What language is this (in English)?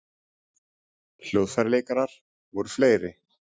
Icelandic